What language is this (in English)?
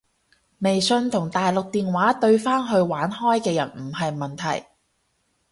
Cantonese